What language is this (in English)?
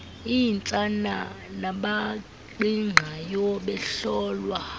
Xhosa